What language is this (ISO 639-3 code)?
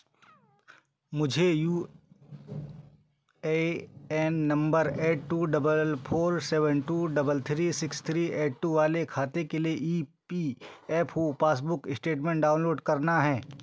hin